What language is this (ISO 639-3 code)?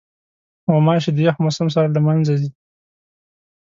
pus